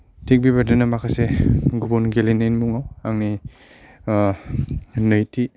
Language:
Bodo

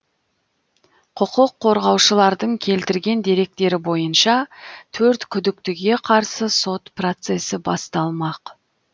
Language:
Kazakh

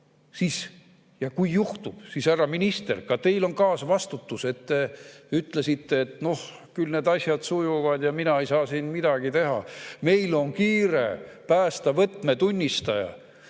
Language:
Estonian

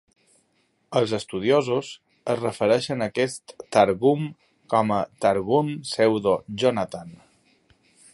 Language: Catalan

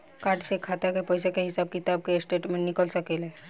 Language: Bhojpuri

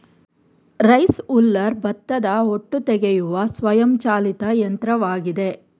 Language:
Kannada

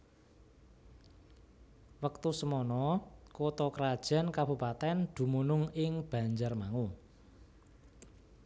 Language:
Javanese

